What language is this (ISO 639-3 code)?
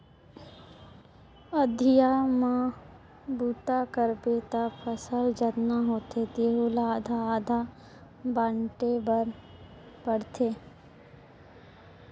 hne